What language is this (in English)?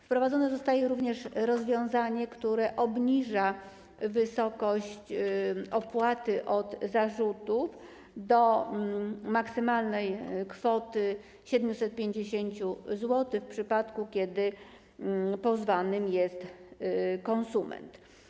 Polish